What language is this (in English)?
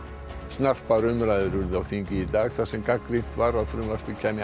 Icelandic